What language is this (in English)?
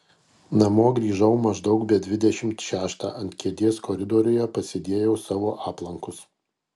Lithuanian